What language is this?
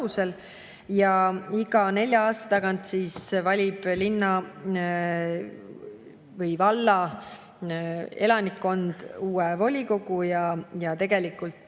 Estonian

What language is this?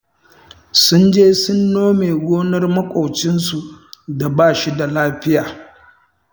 Hausa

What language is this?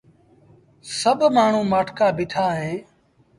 Sindhi Bhil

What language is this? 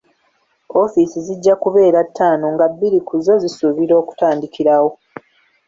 Ganda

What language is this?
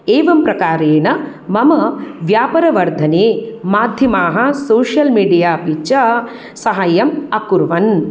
Sanskrit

